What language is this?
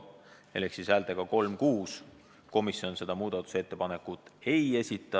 Estonian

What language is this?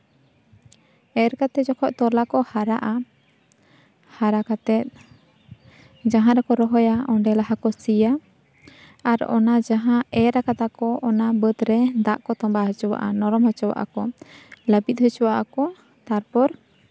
Santali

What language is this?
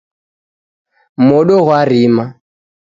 Taita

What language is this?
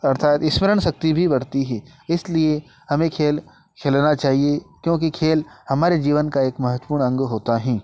Hindi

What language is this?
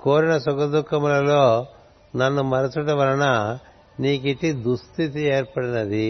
Telugu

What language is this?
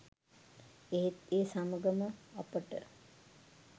Sinhala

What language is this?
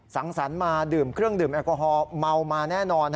Thai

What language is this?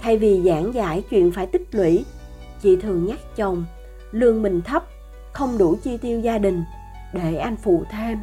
Vietnamese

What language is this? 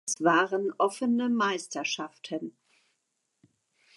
German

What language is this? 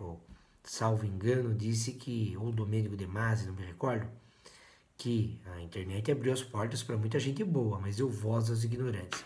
Portuguese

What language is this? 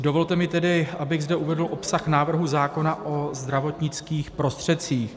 Czech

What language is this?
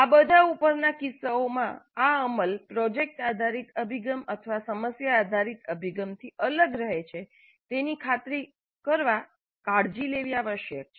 Gujarati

